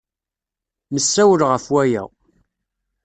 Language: Kabyle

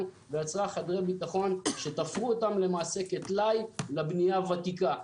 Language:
Hebrew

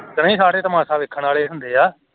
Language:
Punjabi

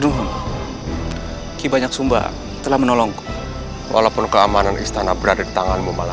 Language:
Indonesian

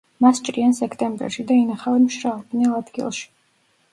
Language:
Georgian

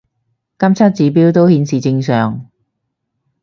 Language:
Cantonese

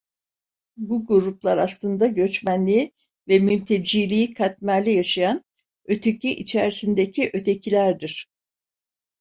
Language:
Turkish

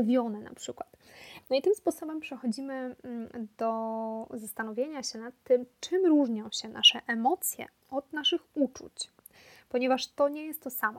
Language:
Polish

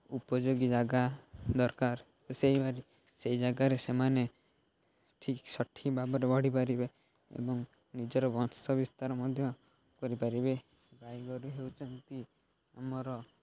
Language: Odia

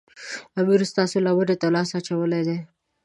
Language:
Pashto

